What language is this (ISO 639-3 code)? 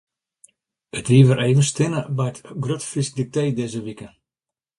fry